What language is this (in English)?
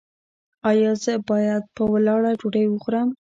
Pashto